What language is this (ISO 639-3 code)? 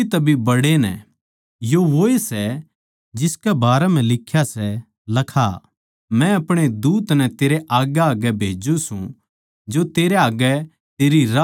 bgc